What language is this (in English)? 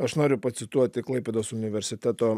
Lithuanian